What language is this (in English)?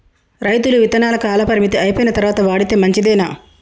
Telugu